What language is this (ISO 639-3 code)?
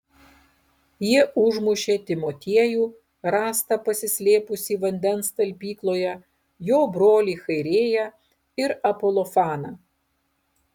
lit